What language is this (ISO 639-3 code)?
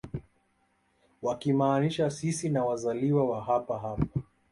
swa